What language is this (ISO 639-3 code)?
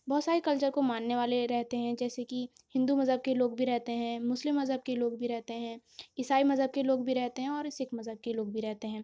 urd